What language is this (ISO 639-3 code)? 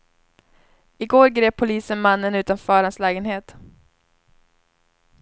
swe